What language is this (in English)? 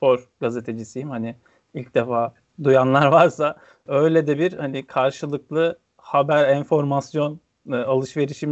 Turkish